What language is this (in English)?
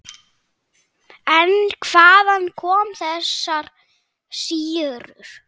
Icelandic